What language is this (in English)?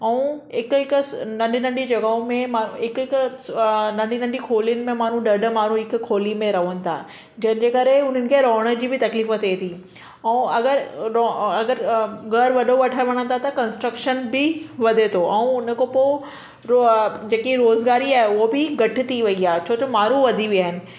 Sindhi